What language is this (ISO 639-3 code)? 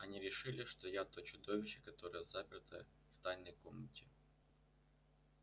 rus